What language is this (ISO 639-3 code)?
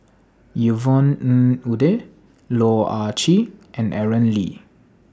eng